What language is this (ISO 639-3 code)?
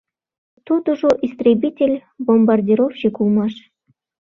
chm